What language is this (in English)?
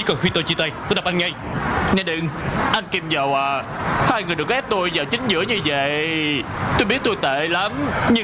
Vietnamese